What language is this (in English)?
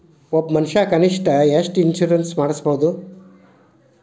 Kannada